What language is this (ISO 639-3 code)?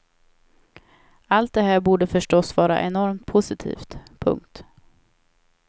swe